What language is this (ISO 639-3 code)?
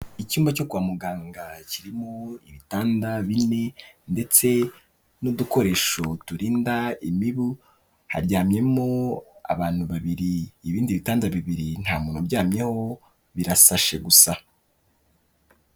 kin